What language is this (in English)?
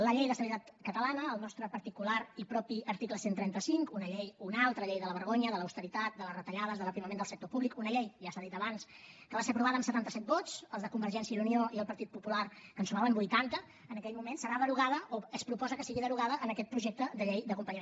Catalan